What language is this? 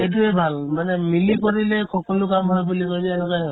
Assamese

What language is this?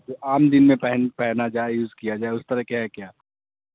Urdu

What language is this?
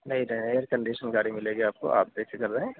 Urdu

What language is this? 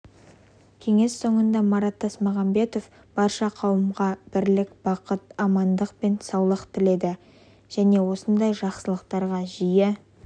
Kazakh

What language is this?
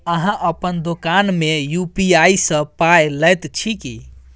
Maithili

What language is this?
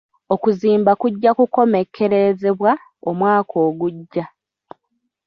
Ganda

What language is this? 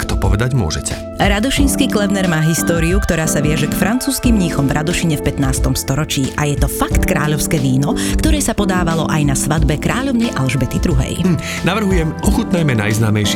Slovak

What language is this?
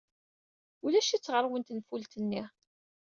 Kabyle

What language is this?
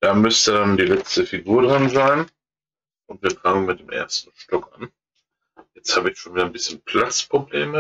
German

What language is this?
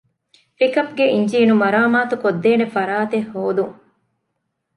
Divehi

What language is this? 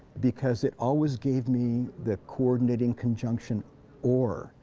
English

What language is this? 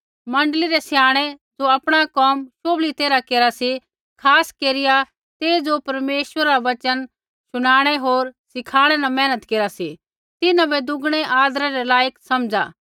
Kullu Pahari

